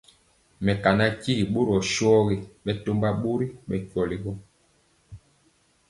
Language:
Mpiemo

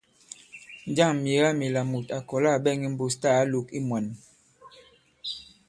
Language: Bankon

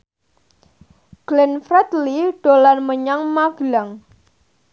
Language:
Javanese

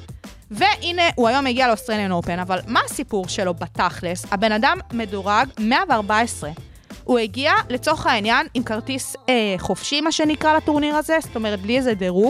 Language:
Hebrew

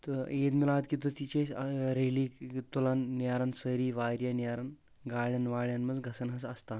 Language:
Kashmiri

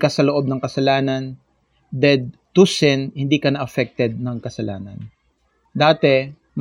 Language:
Filipino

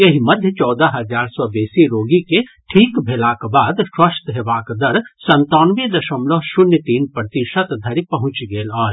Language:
Maithili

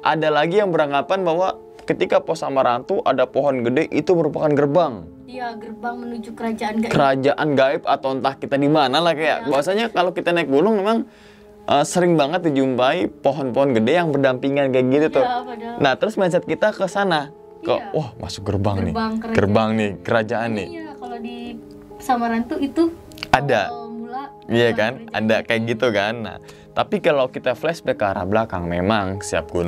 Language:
Indonesian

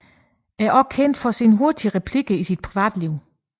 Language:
Danish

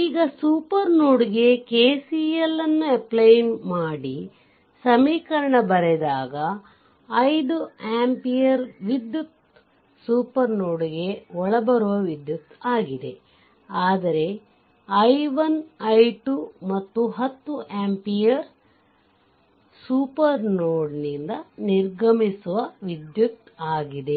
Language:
Kannada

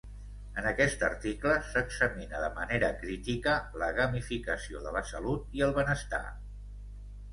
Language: Catalan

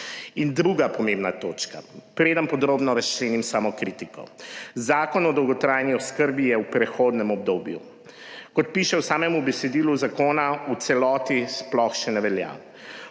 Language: Slovenian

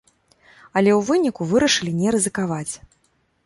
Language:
Belarusian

